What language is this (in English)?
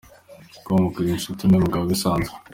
Kinyarwanda